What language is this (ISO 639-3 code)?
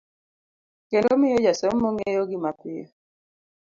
luo